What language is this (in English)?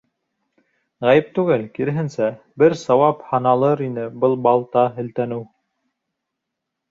Bashkir